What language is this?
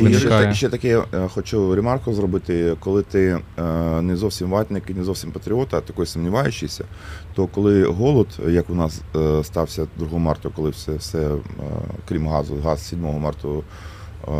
Ukrainian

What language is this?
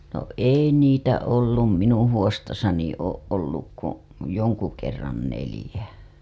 Finnish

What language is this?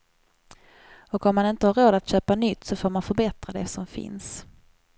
Swedish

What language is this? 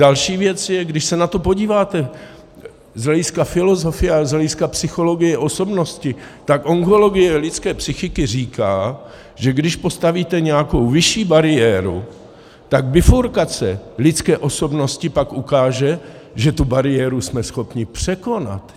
Czech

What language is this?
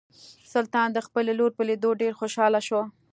Pashto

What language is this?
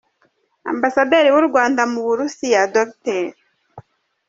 Kinyarwanda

